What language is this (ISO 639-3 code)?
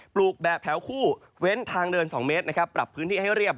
tha